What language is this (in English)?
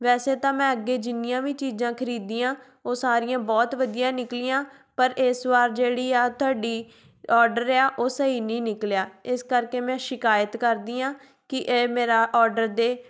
Punjabi